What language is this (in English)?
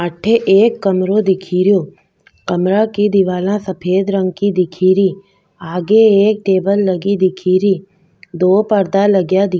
Rajasthani